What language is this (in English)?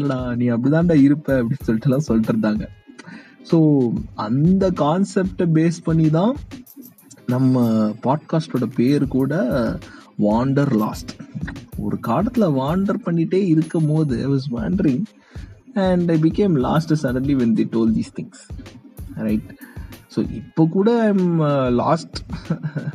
Tamil